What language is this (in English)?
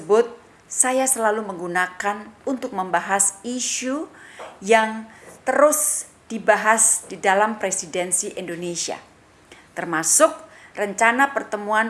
Indonesian